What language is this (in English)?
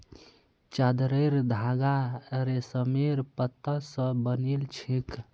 Magahi